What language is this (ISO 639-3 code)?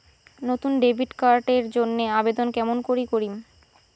ben